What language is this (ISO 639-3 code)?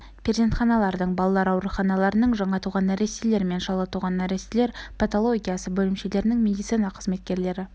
kaz